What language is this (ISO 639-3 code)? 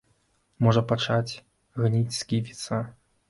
bel